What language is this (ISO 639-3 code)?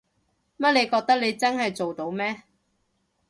yue